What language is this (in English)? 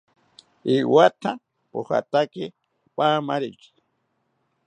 South Ucayali Ashéninka